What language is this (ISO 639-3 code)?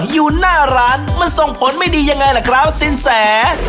tha